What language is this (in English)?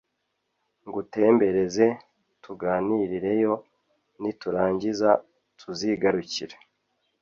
Kinyarwanda